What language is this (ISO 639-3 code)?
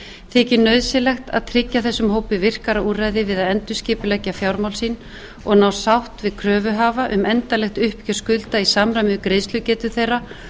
isl